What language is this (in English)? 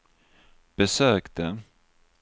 Swedish